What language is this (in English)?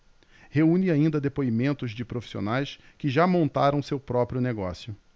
Portuguese